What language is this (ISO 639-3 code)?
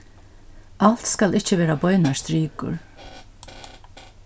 fao